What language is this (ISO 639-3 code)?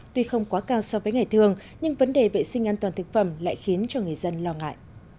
vie